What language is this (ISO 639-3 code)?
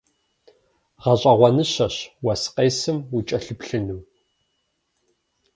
kbd